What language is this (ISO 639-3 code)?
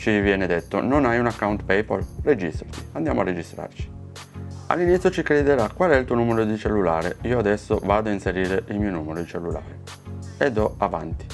ita